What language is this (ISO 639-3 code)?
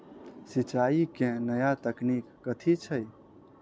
mai